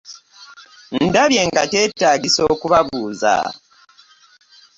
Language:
Ganda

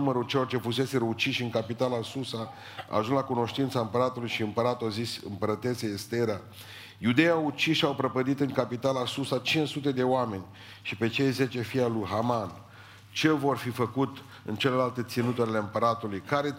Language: Romanian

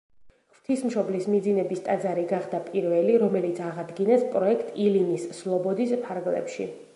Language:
Georgian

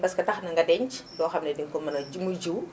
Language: Wolof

